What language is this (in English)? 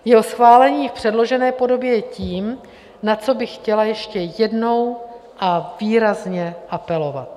Czech